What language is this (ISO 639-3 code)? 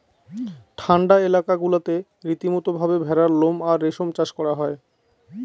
ben